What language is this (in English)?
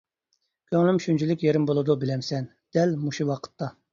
Uyghur